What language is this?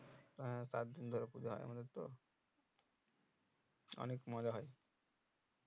Bangla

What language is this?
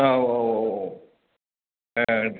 Bodo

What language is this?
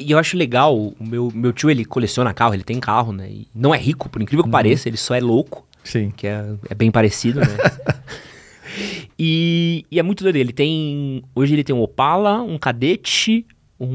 Portuguese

